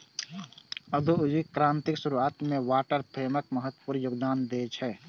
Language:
Maithili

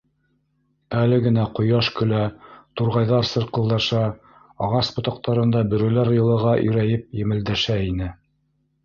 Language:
Bashkir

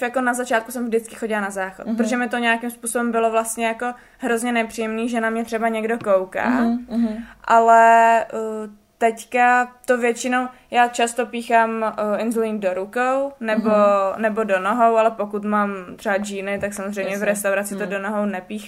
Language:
Czech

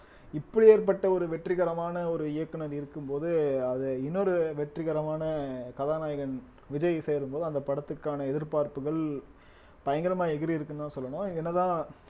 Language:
Tamil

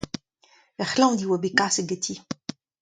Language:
Breton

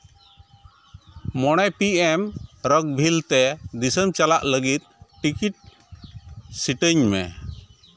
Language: Santali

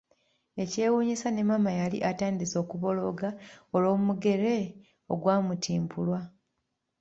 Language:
Ganda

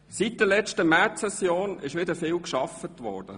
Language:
Swiss German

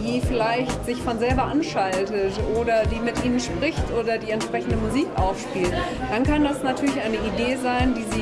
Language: German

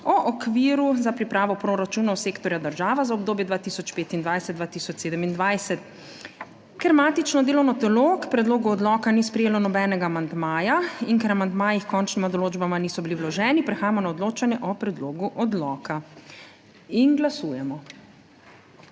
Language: Slovenian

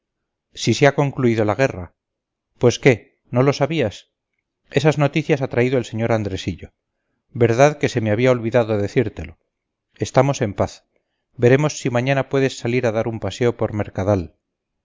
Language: Spanish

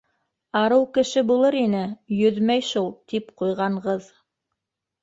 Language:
Bashkir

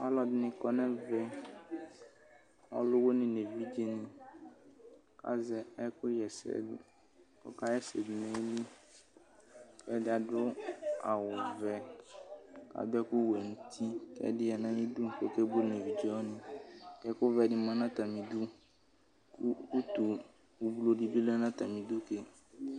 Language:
Ikposo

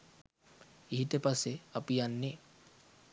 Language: Sinhala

